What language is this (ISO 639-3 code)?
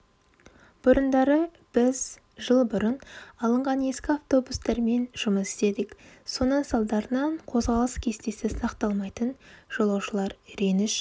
kaz